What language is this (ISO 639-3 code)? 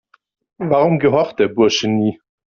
deu